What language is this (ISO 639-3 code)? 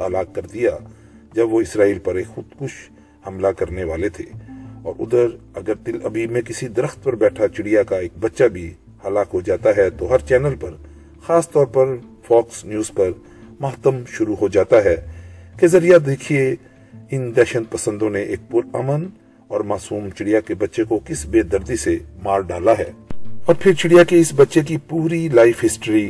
urd